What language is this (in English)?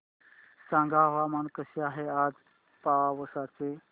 Marathi